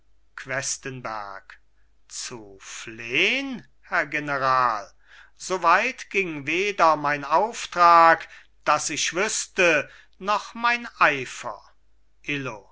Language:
German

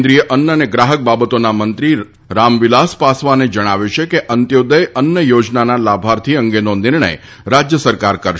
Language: Gujarati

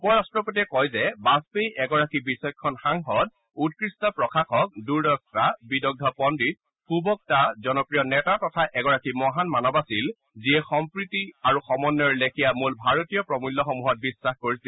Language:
Assamese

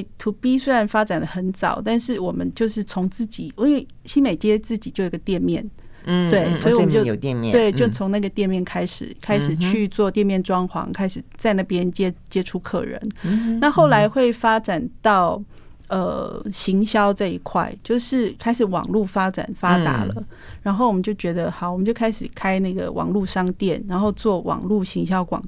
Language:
Chinese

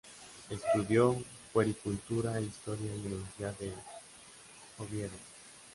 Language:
Spanish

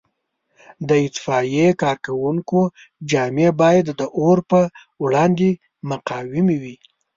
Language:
Pashto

